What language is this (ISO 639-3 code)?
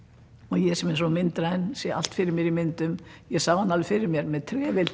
isl